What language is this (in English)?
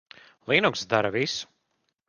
Latvian